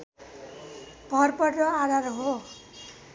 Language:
Nepali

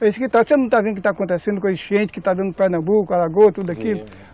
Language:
Portuguese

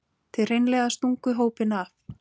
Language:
Icelandic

